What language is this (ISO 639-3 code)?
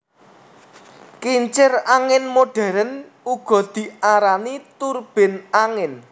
jav